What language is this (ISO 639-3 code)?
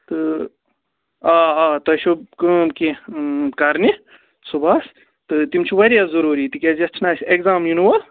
kas